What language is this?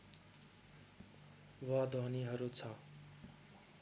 Nepali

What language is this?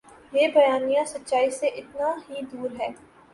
Urdu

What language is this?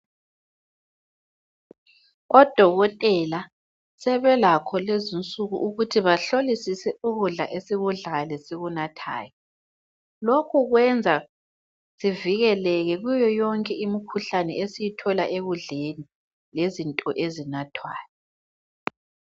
North Ndebele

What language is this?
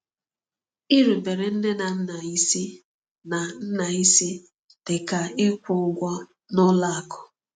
Igbo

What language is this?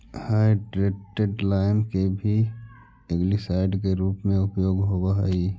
Magahi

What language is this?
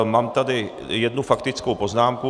Czech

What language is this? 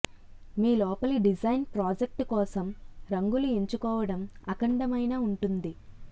Telugu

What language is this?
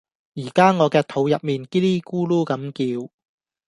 Cantonese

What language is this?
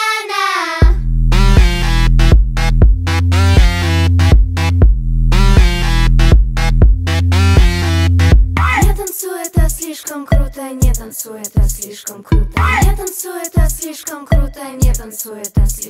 Russian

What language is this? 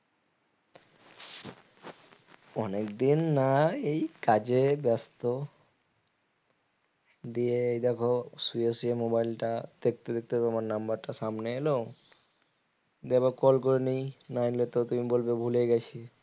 Bangla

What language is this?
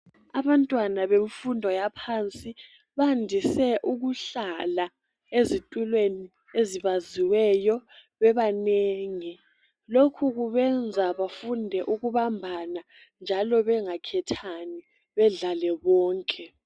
North Ndebele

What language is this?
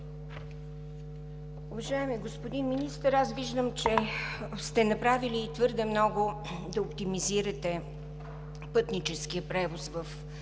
Bulgarian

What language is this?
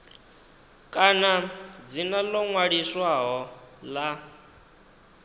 Venda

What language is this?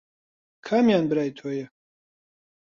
Central Kurdish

